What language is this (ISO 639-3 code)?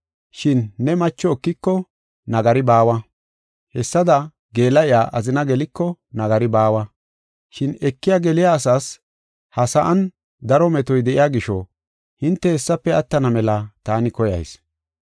gof